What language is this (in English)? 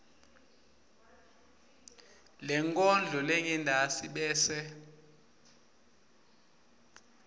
Swati